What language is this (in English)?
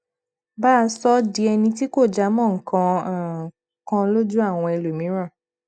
Yoruba